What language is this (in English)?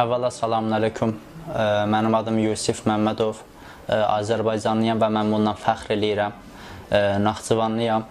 Turkish